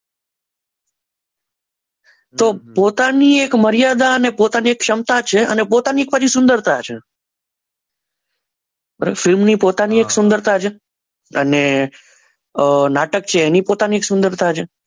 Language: Gujarati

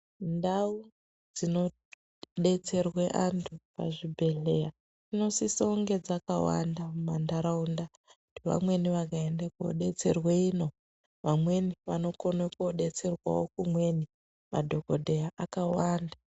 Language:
Ndau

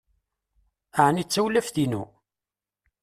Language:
Kabyle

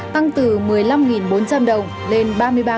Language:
Vietnamese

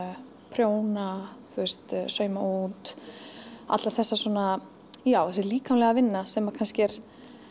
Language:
Icelandic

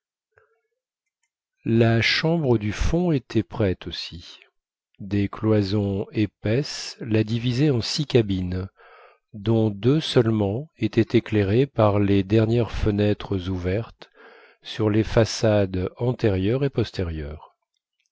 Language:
French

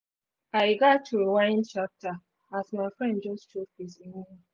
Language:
Nigerian Pidgin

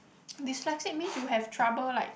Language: English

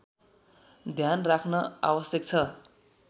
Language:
Nepali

